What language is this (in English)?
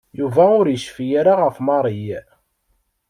Kabyle